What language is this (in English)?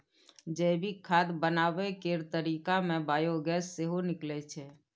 Maithili